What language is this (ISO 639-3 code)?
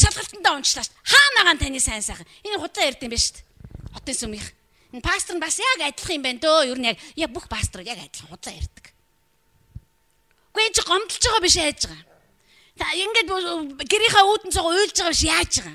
nld